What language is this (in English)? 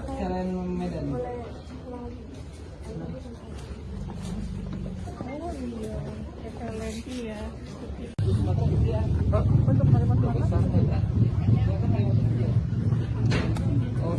Indonesian